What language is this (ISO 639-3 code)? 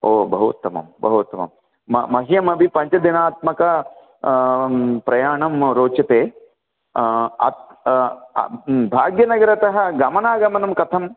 san